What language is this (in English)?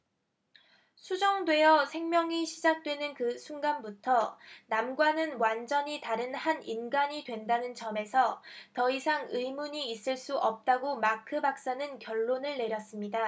Korean